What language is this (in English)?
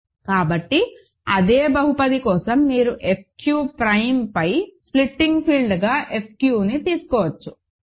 Telugu